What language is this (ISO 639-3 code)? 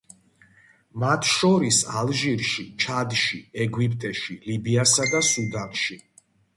kat